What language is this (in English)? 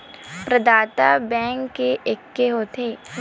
Chhattisgarhi